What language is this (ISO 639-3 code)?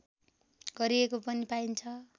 nep